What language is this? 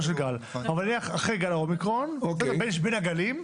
Hebrew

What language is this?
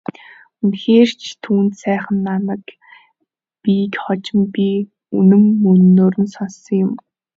Mongolian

